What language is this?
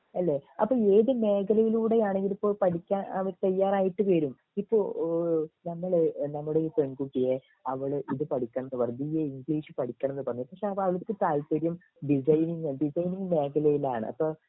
Malayalam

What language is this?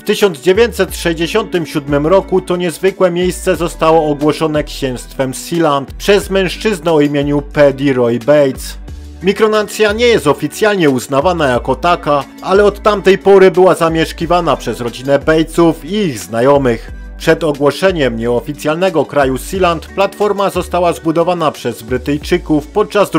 Polish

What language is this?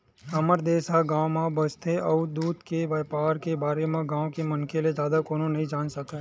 Chhattisgarhi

